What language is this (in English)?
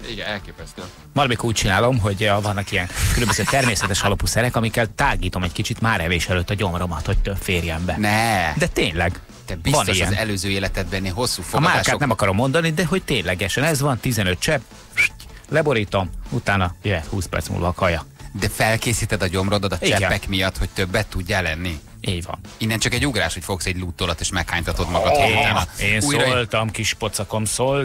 Hungarian